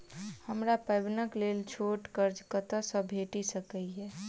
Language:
Maithili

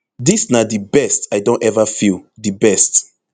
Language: Nigerian Pidgin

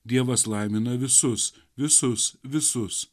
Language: Lithuanian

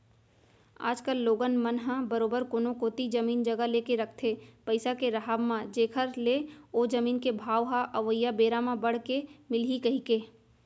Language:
Chhattisgarhi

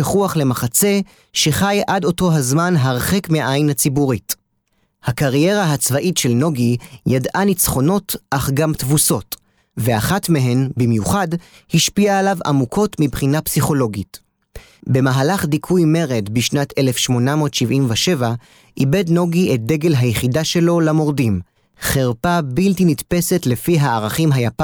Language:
Hebrew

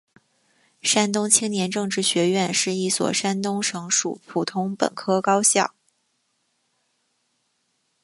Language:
Chinese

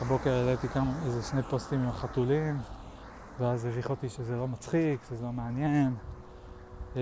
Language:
Hebrew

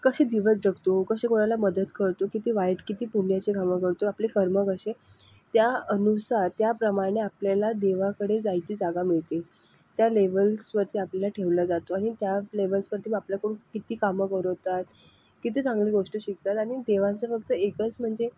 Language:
Marathi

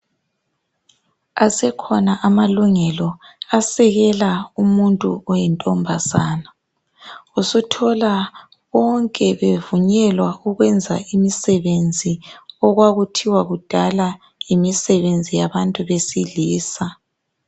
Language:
North Ndebele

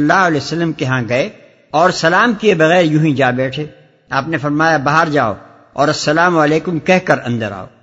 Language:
Urdu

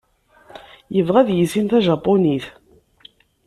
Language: Kabyle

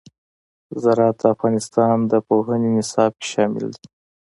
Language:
Pashto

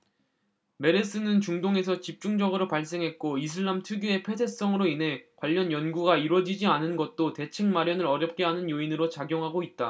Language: Korean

